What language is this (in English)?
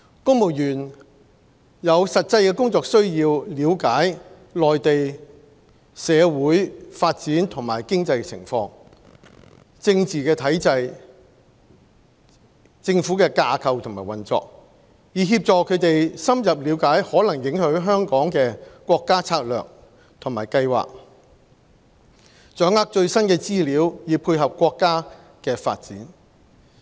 Cantonese